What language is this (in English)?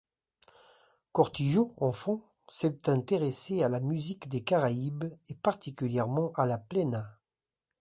French